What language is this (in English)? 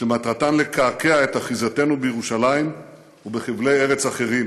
Hebrew